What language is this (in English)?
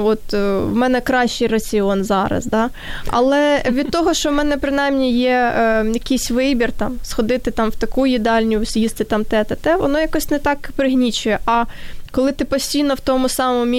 Ukrainian